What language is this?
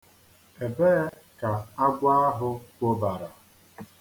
Igbo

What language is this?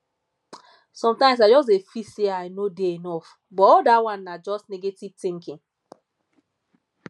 Nigerian Pidgin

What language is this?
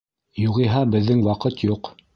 Bashkir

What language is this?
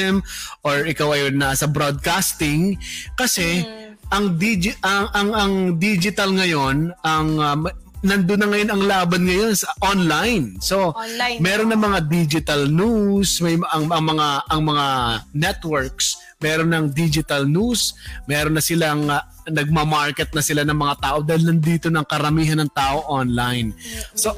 Filipino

